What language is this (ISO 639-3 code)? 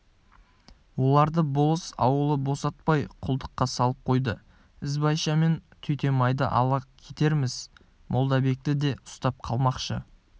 kaz